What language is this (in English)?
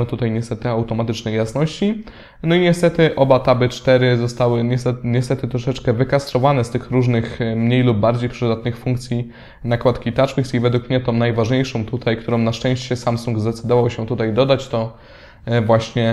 Polish